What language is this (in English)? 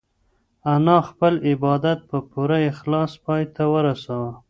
Pashto